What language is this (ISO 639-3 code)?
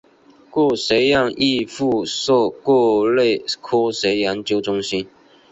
zho